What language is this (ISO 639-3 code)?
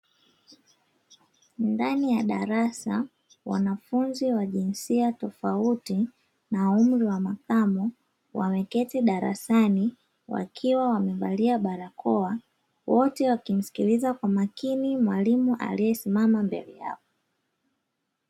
swa